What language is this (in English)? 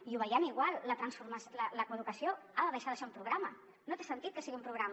Catalan